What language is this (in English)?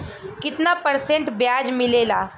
Bhojpuri